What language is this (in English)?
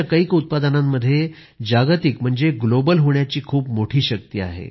Marathi